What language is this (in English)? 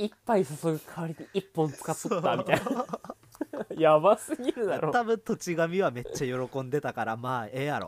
Japanese